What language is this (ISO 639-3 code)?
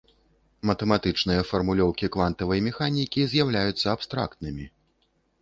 bel